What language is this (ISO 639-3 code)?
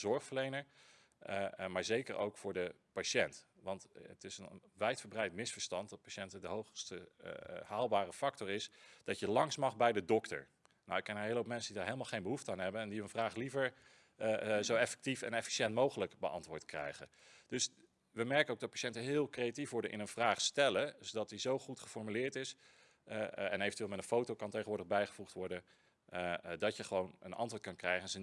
nld